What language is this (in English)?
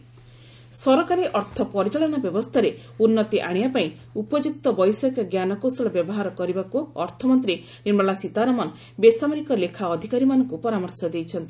Odia